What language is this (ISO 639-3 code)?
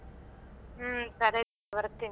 kan